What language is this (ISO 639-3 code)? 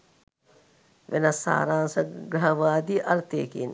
sin